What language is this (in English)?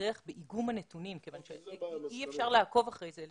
Hebrew